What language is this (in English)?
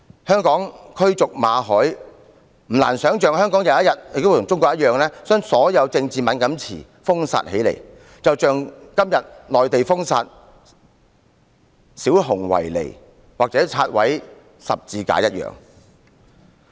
Cantonese